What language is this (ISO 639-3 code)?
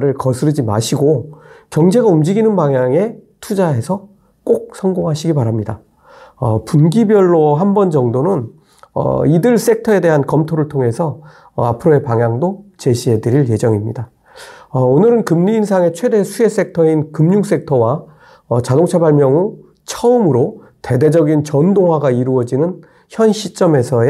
kor